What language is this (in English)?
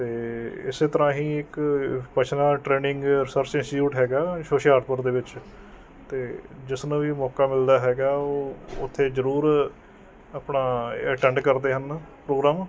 Punjabi